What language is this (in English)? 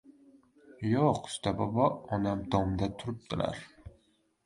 Uzbek